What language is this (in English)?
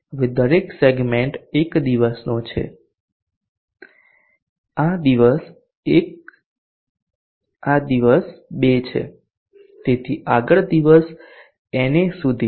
Gujarati